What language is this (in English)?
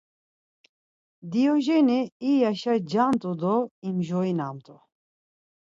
Laz